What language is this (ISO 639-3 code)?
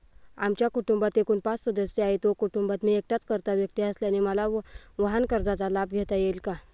mar